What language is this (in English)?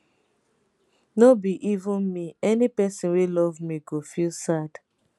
Nigerian Pidgin